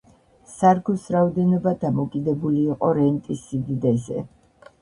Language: Georgian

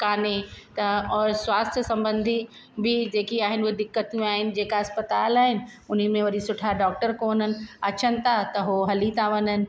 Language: Sindhi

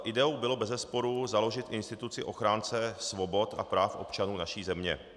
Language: Czech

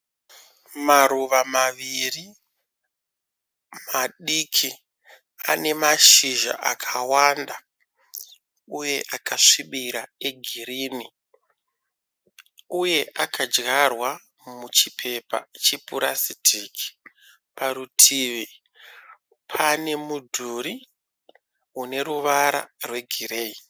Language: Shona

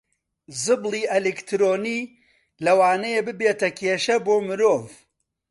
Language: Central Kurdish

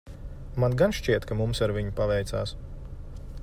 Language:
Latvian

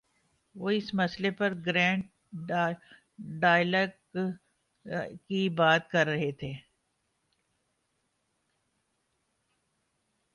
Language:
Urdu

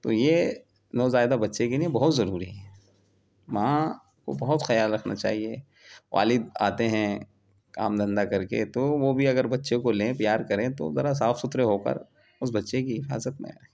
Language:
Urdu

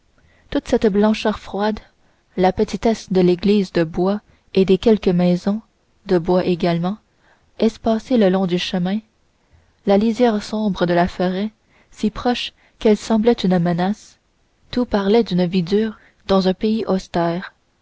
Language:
French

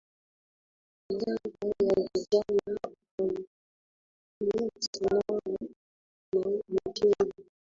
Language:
Swahili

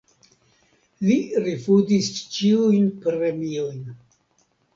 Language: Esperanto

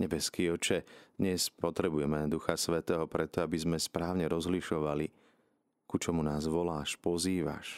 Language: Slovak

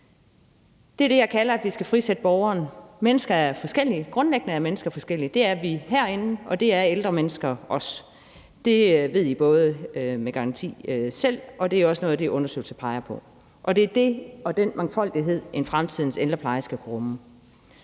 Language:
Danish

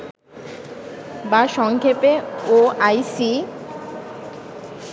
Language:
Bangla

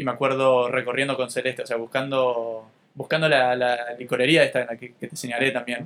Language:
Spanish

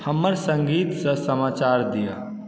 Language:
Maithili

